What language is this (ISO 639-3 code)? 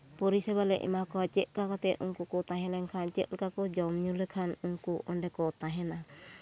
sat